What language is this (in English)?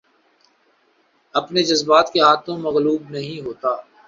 Urdu